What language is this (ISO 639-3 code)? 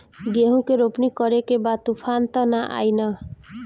bho